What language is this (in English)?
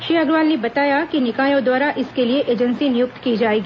Hindi